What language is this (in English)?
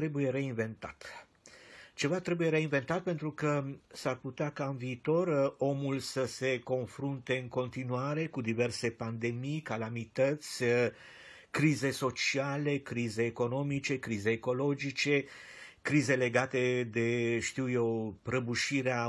Romanian